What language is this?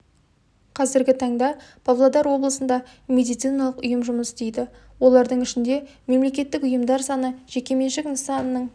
Kazakh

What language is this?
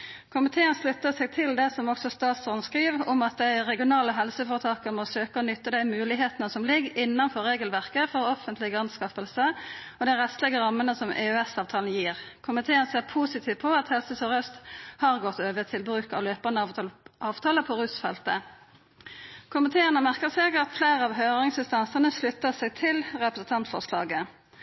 Norwegian Nynorsk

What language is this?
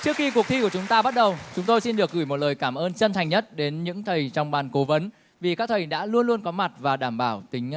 Vietnamese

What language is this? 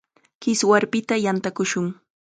Chiquián Ancash Quechua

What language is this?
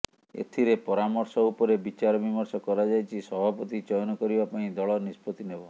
Odia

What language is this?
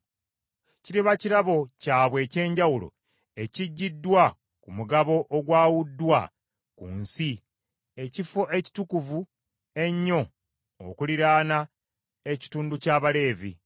Ganda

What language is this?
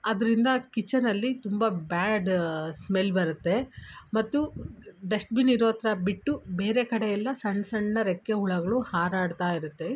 Kannada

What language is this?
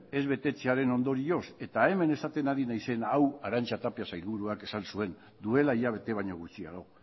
Basque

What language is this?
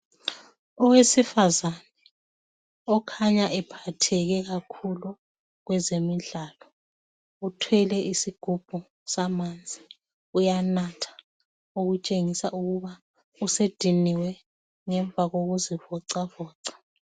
North Ndebele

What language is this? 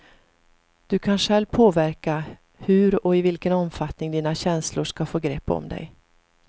Swedish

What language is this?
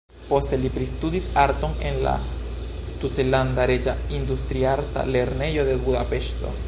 Esperanto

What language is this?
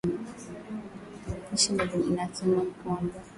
Swahili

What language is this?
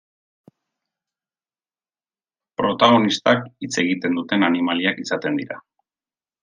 Basque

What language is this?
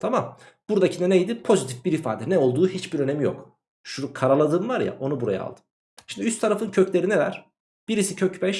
Turkish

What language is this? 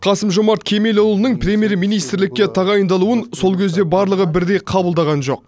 Kazakh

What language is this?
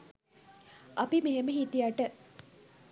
Sinhala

